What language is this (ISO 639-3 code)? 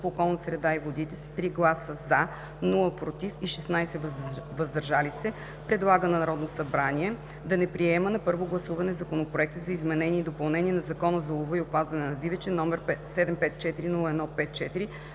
bul